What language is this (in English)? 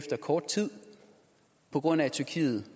Danish